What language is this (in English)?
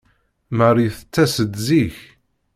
Kabyle